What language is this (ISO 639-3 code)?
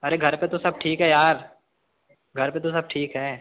hin